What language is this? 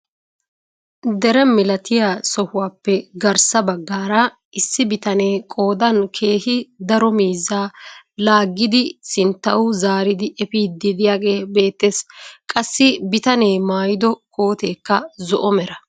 Wolaytta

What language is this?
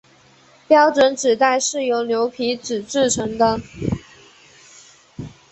Chinese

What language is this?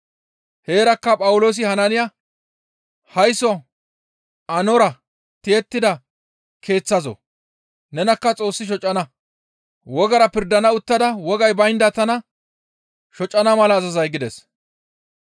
Gamo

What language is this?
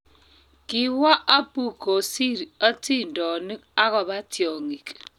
Kalenjin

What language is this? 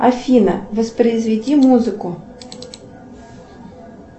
Russian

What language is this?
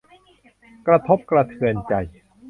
Thai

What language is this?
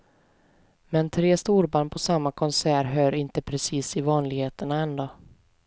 Swedish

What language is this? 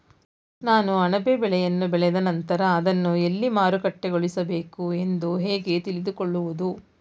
Kannada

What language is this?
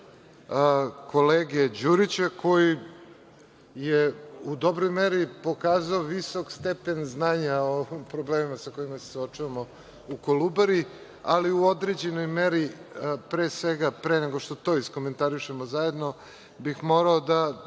Serbian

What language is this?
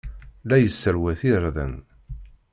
Kabyle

